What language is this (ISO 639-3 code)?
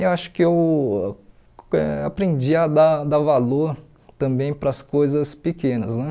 por